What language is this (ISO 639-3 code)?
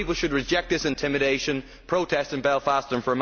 eng